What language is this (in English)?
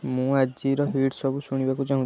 Odia